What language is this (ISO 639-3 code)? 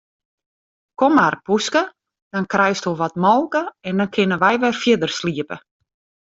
fry